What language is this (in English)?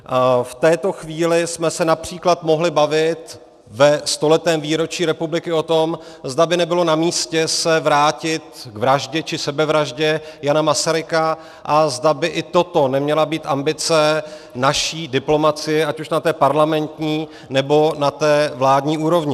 Czech